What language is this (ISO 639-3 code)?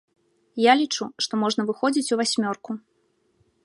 bel